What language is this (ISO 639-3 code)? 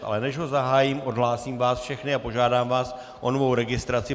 ces